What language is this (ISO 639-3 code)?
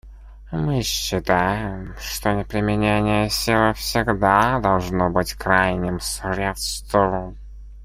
rus